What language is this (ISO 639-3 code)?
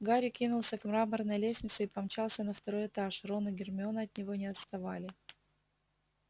rus